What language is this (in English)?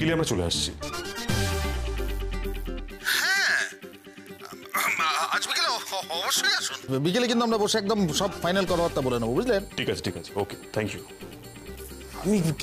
Bangla